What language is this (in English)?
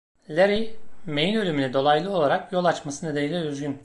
Turkish